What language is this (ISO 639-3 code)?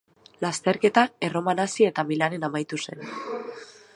eus